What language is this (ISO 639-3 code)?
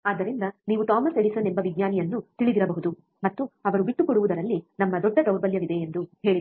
kan